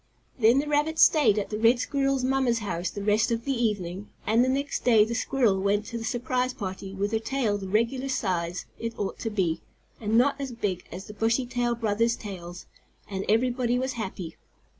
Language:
English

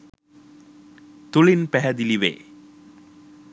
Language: Sinhala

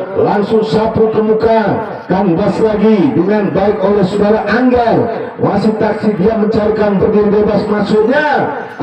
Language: Indonesian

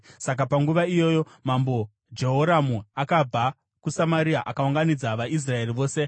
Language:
Shona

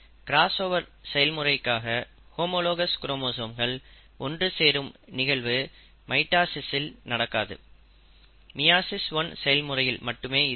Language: Tamil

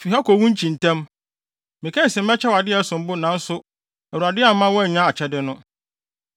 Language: Akan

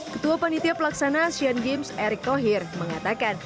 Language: Indonesian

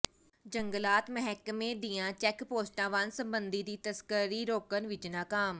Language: Punjabi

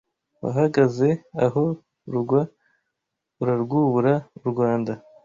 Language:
Kinyarwanda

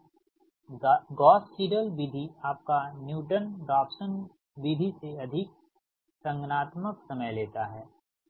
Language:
Hindi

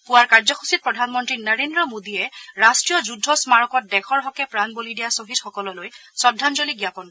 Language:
Assamese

